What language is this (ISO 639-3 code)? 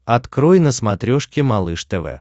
rus